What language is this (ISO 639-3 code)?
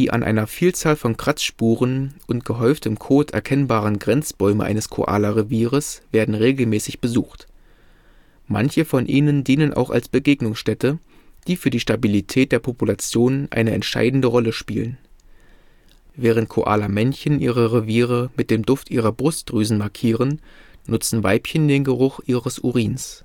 deu